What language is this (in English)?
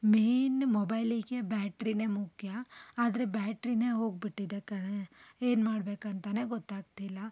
Kannada